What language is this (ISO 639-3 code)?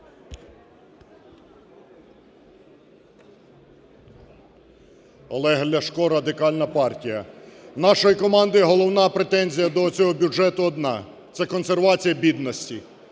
ukr